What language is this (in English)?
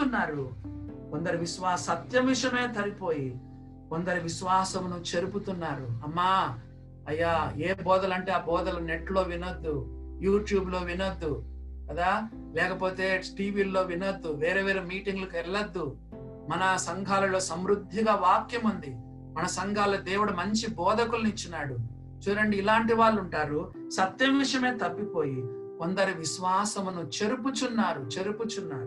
Telugu